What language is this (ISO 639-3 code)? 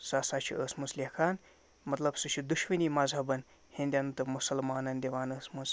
kas